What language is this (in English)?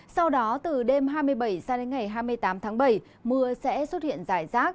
Vietnamese